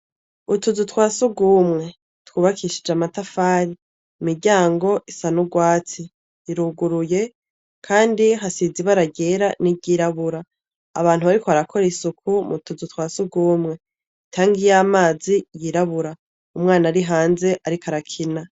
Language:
Rundi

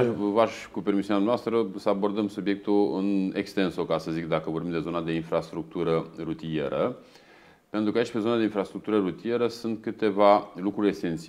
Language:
Romanian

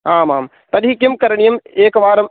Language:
Sanskrit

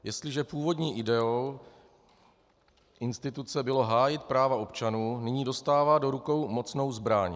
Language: Czech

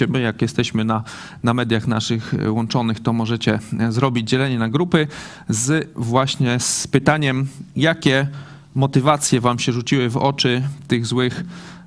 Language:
Polish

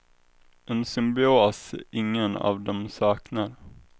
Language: Swedish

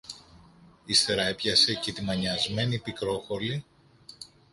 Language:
Greek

